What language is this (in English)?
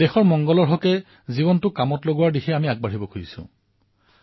Assamese